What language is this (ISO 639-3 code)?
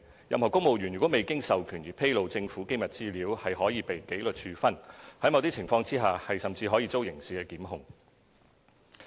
yue